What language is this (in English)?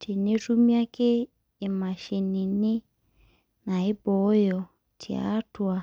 Masai